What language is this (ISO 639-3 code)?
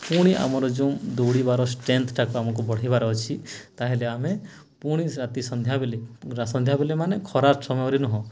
ori